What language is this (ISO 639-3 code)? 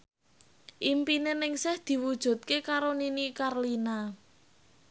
jav